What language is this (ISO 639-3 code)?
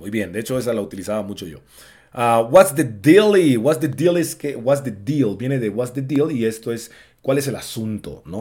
spa